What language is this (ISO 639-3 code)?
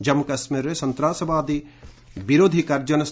ori